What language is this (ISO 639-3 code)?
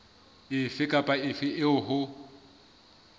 sot